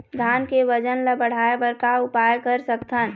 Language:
Chhattisgarhi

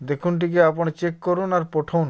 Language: Odia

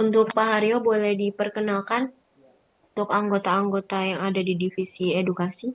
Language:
Indonesian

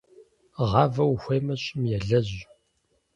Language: Kabardian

